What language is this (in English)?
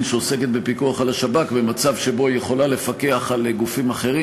Hebrew